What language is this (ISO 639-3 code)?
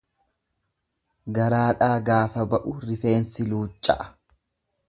orm